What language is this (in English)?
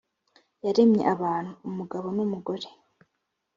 Kinyarwanda